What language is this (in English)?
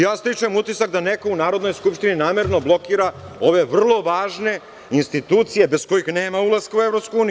Serbian